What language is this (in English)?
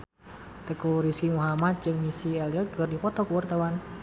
Sundanese